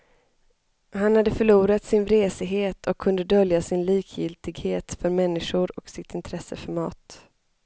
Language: Swedish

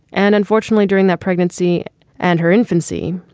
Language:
English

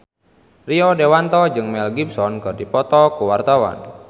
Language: Sundanese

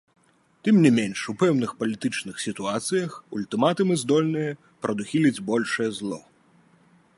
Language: Belarusian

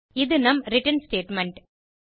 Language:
Tamil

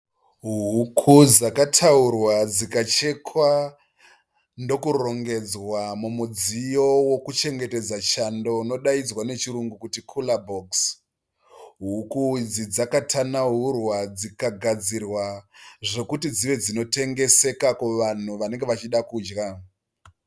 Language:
Shona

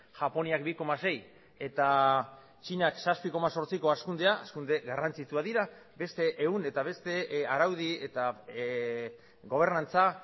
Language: Basque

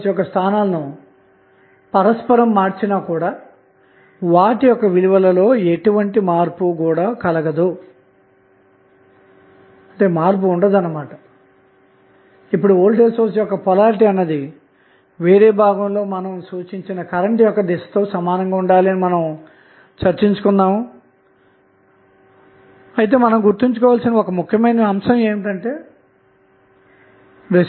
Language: Telugu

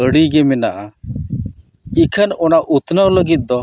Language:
Santali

